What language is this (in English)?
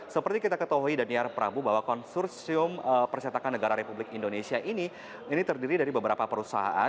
Indonesian